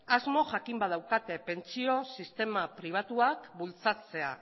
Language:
Basque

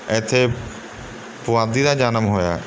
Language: Punjabi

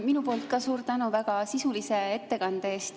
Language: Estonian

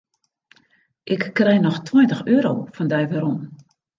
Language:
Western Frisian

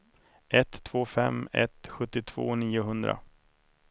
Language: Swedish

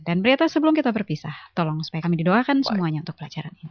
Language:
Indonesian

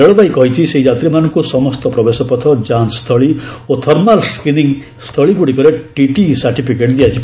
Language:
Odia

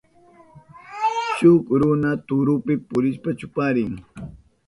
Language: Southern Pastaza Quechua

